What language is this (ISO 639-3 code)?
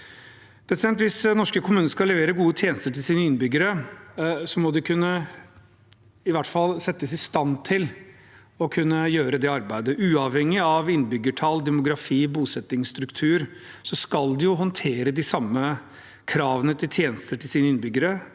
nor